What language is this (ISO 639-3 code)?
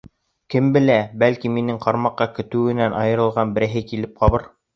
bak